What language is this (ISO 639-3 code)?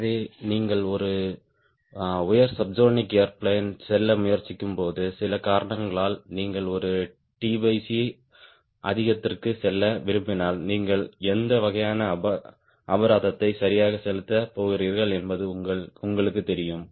tam